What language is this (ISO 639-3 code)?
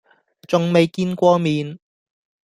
yue